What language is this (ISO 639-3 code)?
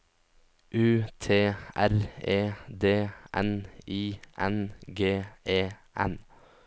nor